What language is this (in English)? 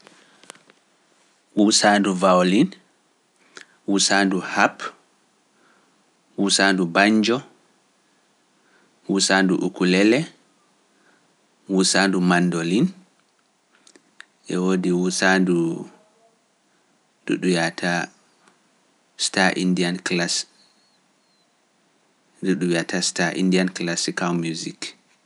Pular